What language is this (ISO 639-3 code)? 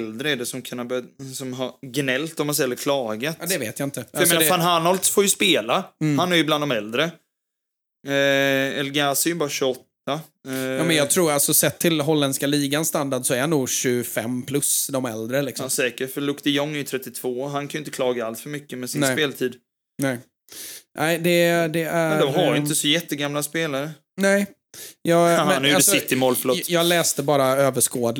swe